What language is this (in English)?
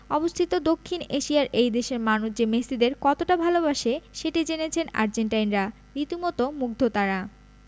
Bangla